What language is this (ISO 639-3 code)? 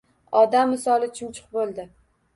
uzb